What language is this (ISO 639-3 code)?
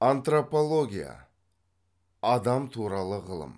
kaz